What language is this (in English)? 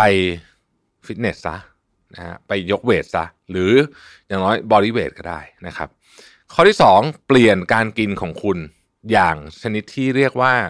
Thai